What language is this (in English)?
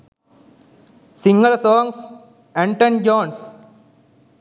Sinhala